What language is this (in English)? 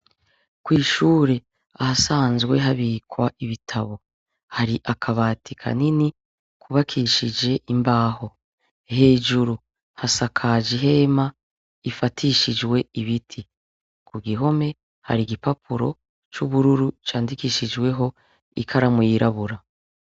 Rundi